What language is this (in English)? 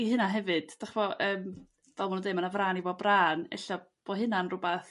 Welsh